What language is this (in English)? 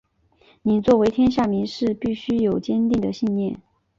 Chinese